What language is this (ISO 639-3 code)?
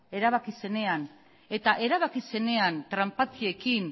eus